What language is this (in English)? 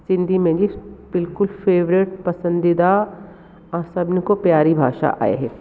Sindhi